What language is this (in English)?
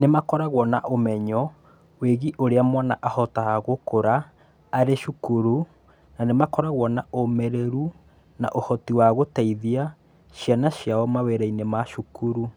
Kikuyu